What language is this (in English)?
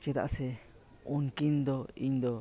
Santali